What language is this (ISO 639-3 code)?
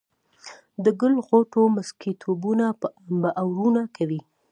pus